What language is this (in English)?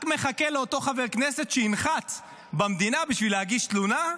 Hebrew